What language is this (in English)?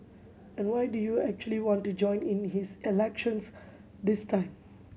English